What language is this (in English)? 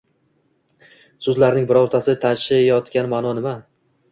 Uzbek